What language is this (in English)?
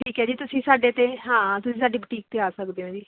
Punjabi